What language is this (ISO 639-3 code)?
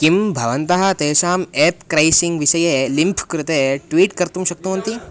san